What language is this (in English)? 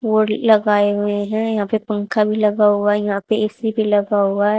Hindi